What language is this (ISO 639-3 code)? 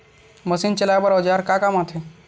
hne